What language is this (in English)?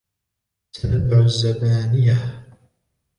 Arabic